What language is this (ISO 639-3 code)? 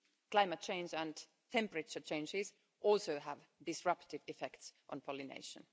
eng